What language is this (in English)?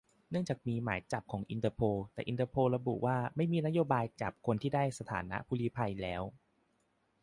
Thai